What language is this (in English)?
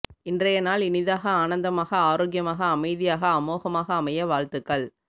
Tamil